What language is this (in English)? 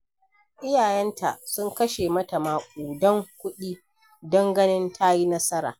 Hausa